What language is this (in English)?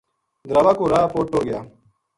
Gujari